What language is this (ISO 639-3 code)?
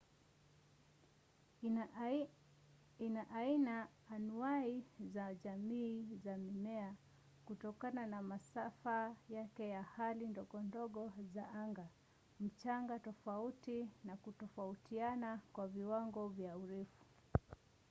swa